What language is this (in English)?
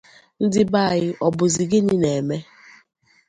Igbo